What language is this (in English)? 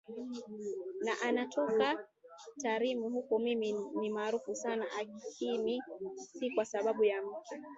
Swahili